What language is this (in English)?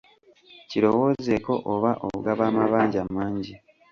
Ganda